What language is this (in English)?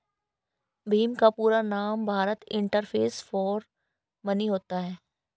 Hindi